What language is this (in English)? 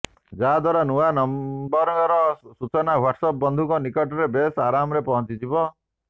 Odia